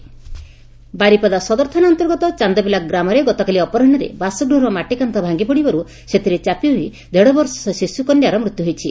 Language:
Odia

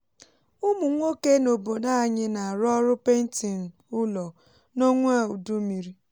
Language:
Igbo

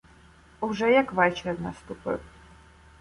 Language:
Ukrainian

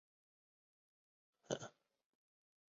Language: Chinese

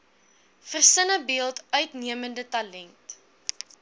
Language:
Afrikaans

